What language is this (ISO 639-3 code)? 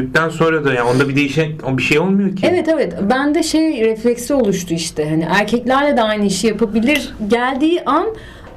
tur